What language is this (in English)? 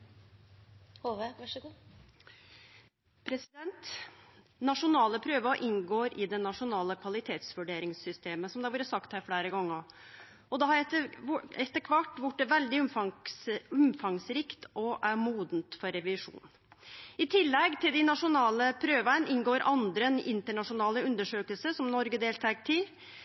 Norwegian Nynorsk